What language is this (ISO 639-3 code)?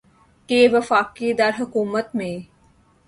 urd